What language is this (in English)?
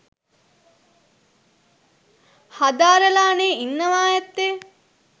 Sinhala